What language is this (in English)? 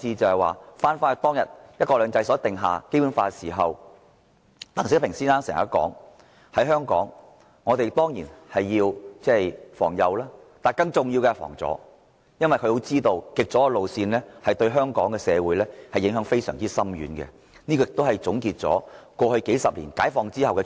Cantonese